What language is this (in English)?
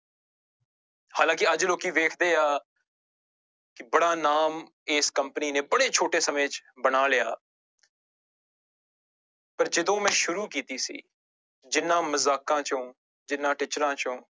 Punjabi